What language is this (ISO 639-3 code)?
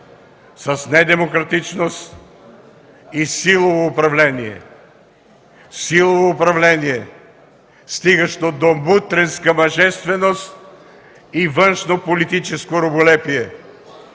bul